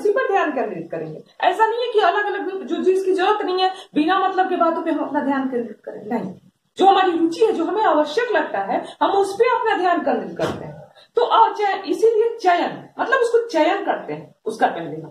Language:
Hindi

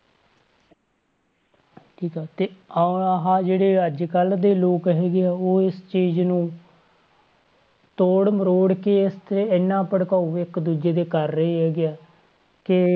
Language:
Punjabi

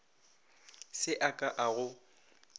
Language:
Northern Sotho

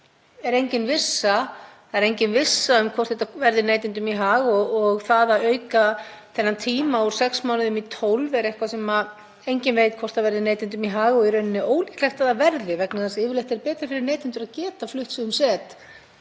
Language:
Icelandic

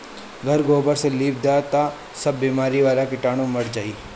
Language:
Bhojpuri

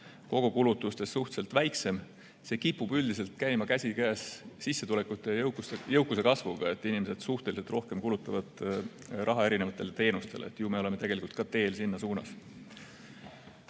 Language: Estonian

